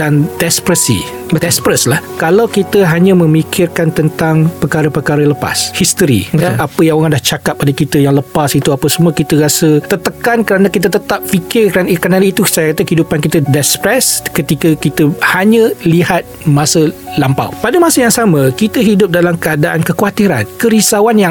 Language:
Malay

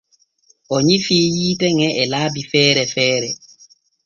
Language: Borgu Fulfulde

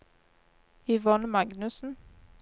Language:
Norwegian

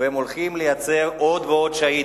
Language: Hebrew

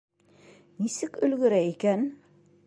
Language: Bashkir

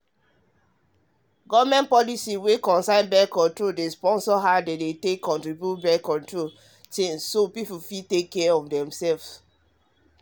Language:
Nigerian Pidgin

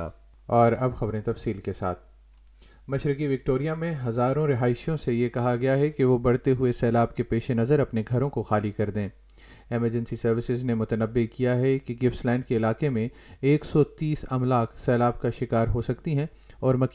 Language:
Urdu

